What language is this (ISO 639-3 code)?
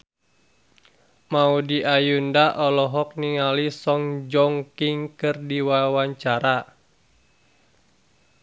sun